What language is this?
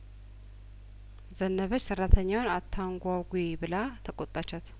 Amharic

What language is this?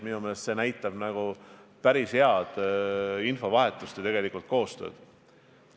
Estonian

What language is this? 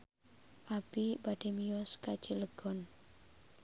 Sundanese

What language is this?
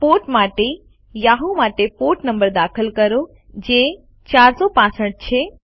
Gujarati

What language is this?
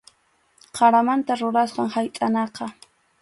Arequipa-La Unión Quechua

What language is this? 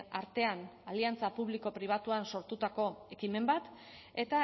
Basque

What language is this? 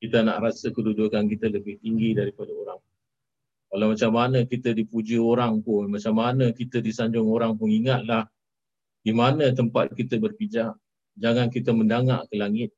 Malay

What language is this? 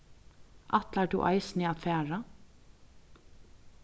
Faroese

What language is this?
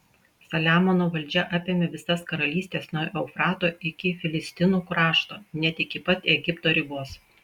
Lithuanian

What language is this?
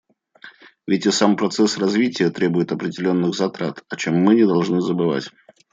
Russian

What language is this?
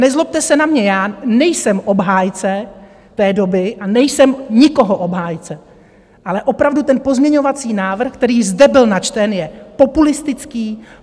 Czech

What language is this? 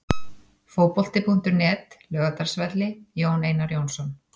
Icelandic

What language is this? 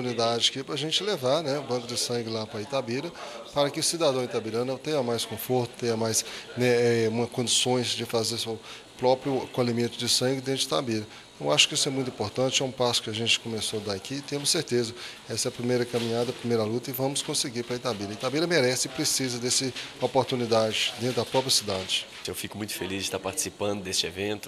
Portuguese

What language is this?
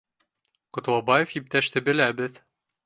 Bashkir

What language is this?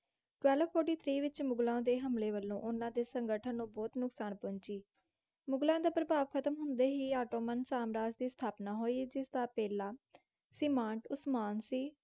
Punjabi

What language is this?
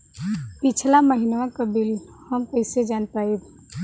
Bhojpuri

